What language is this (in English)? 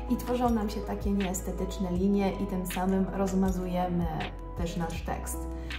Polish